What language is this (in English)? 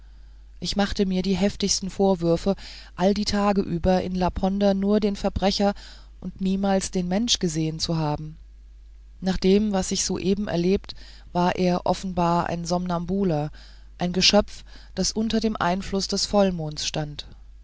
German